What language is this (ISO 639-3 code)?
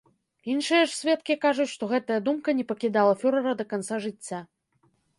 bel